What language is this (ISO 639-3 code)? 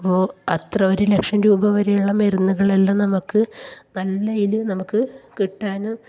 mal